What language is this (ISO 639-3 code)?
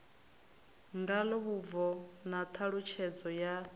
ven